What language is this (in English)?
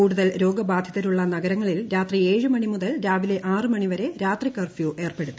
Malayalam